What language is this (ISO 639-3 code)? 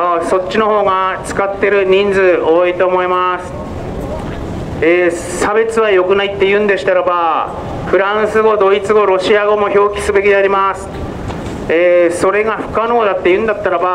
jpn